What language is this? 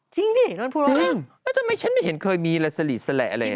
Thai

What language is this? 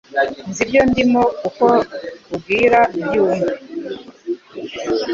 Kinyarwanda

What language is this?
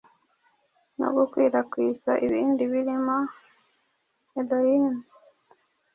Kinyarwanda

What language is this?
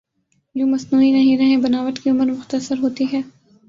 Urdu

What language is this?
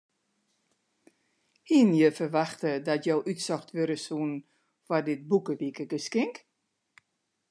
Western Frisian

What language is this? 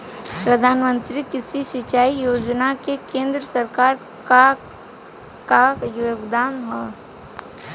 Bhojpuri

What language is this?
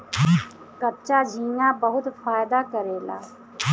Bhojpuri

